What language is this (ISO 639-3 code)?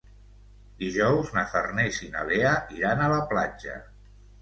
cat